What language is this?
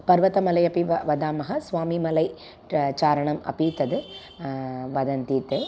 Sanskrit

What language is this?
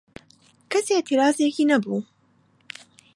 Central Kurdish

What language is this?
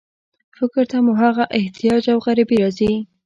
Pashto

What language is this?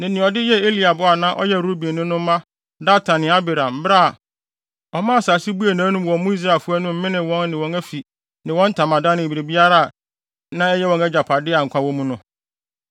Akan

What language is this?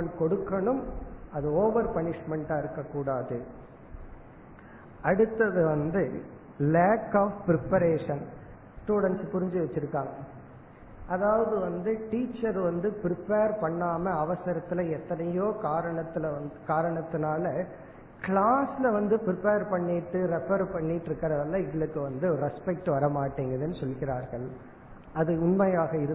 Tamil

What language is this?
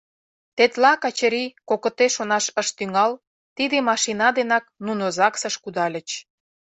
Mari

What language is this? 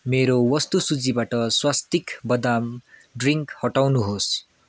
Nepali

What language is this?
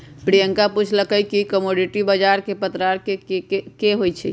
Magahi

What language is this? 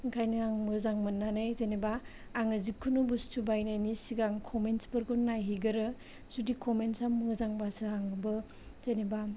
Bodo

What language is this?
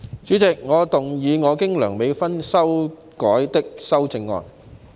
Cantonese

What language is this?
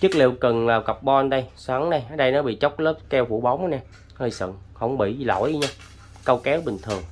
Vietnamese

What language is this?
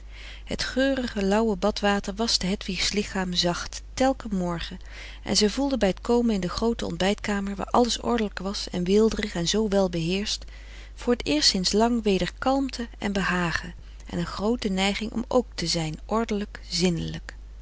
Dutch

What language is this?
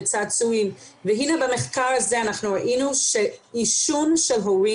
Hebrew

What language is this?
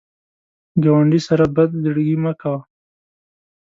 Pashto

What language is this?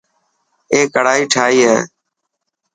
Dhatki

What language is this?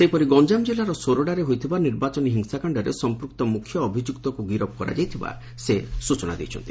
Odia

